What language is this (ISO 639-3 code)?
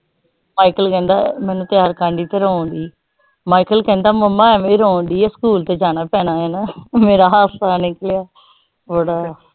pan